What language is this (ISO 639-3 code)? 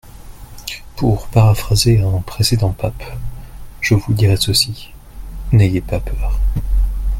fra